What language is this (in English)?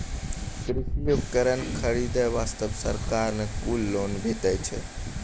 Maithili